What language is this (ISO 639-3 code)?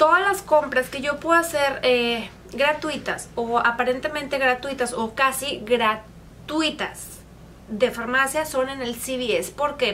spa